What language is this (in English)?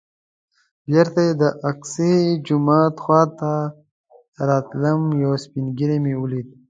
Pashto